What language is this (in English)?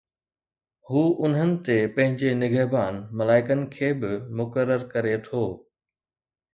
Sindhi